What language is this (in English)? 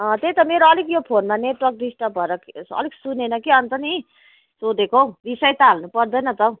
Nepali